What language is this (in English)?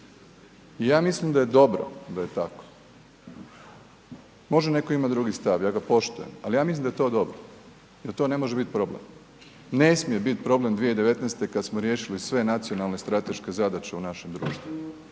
Croatian